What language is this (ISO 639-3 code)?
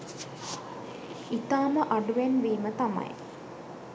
sin